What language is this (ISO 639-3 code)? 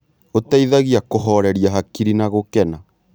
kik